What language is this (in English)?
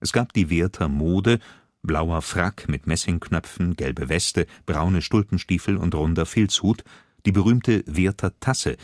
German